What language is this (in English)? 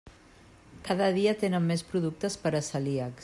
Catalan